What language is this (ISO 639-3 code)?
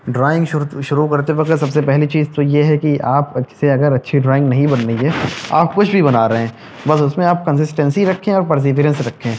urd